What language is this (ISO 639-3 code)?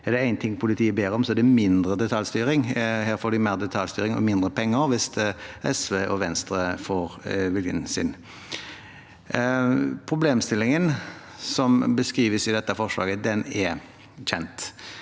nor